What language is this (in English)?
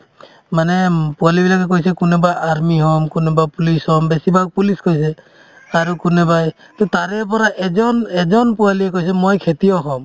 Assamese